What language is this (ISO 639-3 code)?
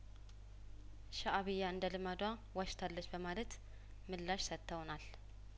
amh